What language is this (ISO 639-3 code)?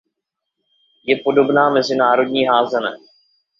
ces